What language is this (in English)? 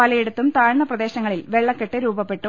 Malayalam